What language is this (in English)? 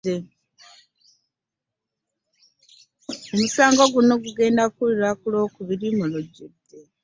Ganda